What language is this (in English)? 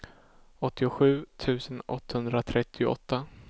Swedish